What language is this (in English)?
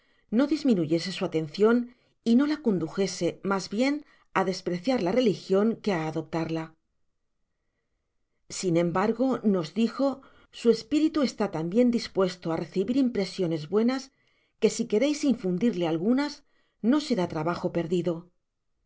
Spanish